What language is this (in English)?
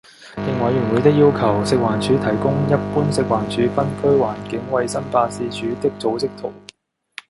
Cantonese